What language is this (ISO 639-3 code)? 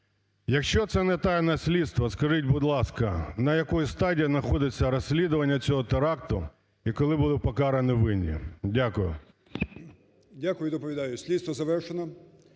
ukr